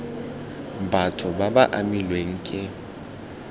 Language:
Tswana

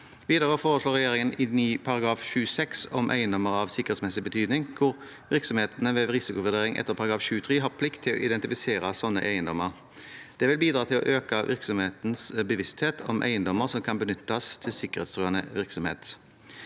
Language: Norwegian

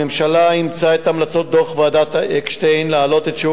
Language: Hebrew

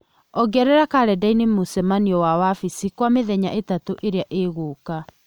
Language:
Kikuyu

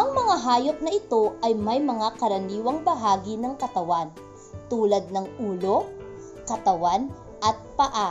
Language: Filipino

